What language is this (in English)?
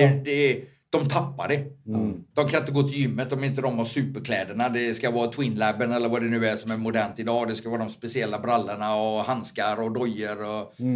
Swedish